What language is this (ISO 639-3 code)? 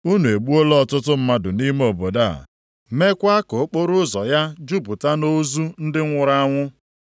ibo